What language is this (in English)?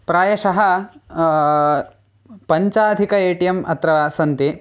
Sanskrit